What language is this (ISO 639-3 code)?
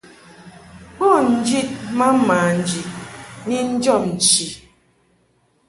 mhk